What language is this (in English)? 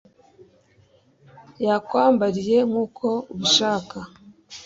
Kinyarwanda